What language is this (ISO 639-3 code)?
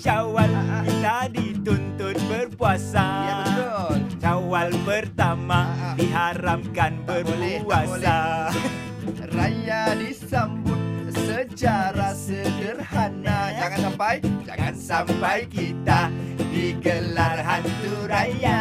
msa